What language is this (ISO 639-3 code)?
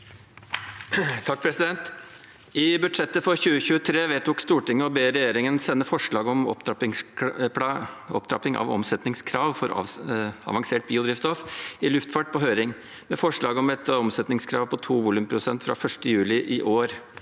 nor